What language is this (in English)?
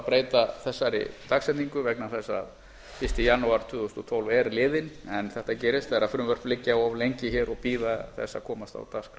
Icelandic